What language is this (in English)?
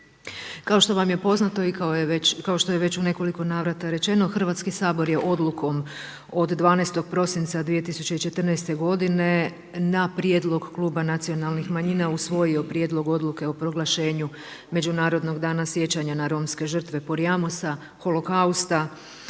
Croatian